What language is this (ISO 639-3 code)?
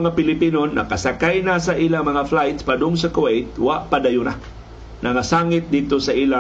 fil